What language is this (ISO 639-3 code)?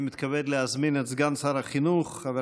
heb